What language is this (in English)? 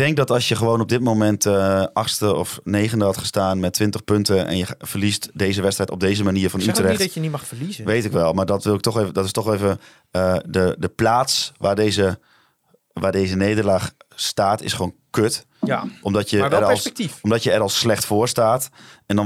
Dutch